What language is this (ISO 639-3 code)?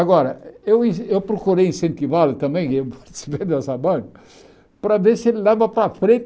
por